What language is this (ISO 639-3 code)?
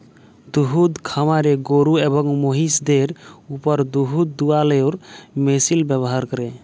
ben